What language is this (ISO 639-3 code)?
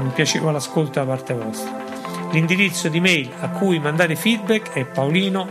ita